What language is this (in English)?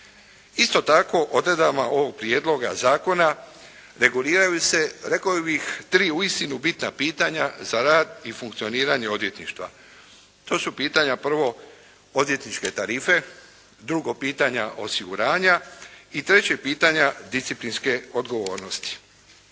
Croatian